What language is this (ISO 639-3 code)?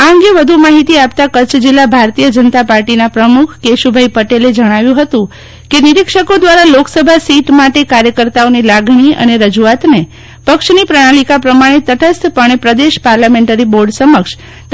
guj